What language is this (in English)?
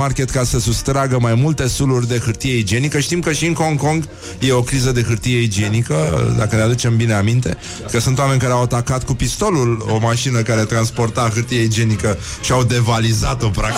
Romanian